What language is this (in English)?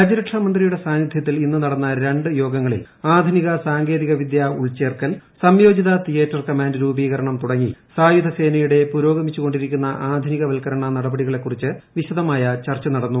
Malayalam